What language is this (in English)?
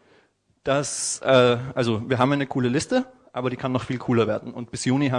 German